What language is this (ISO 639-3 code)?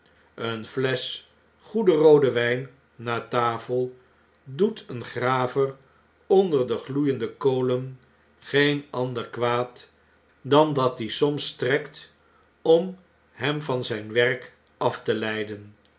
nld